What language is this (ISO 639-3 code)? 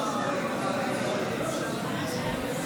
heb